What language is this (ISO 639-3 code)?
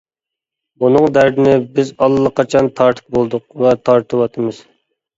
uig